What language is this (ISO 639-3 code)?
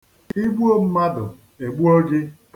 ibo